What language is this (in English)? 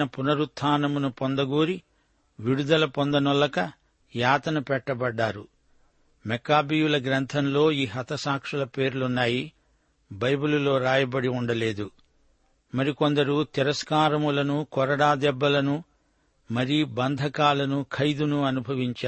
Telugu